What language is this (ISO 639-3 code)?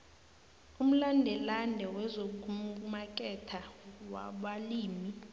nbl